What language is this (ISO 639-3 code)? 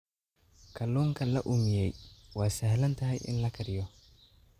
som